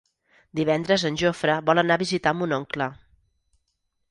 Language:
Catalan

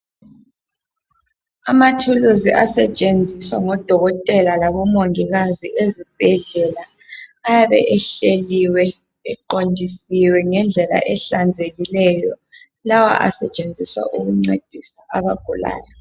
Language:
North Ndebele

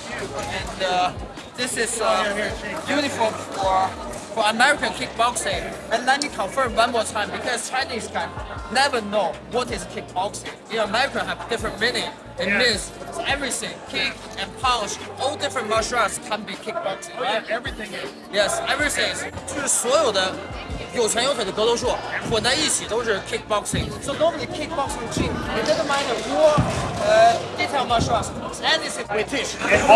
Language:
Chinese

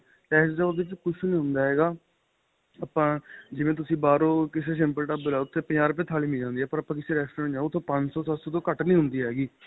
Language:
Punjabi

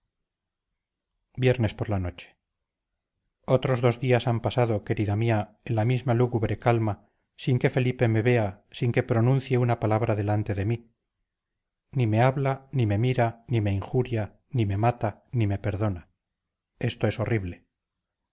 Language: Spanish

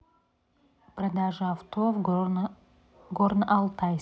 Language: Russian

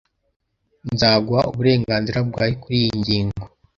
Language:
Kinyarwanda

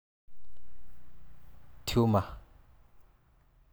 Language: Masai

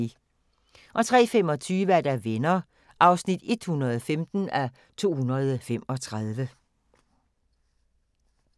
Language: Danish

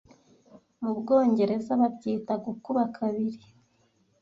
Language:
Kinyarwanda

